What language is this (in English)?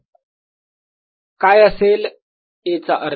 Marathi